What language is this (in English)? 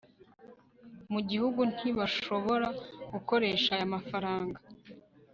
Kinyarwanda